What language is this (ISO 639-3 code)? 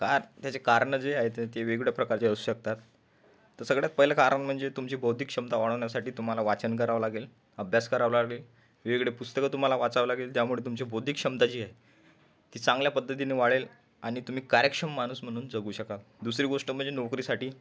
mar